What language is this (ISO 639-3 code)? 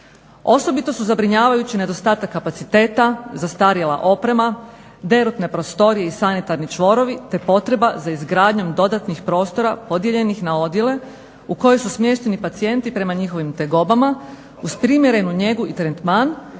hrv